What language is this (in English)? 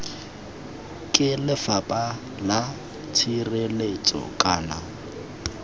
Tswana